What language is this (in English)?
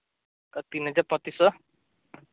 Santali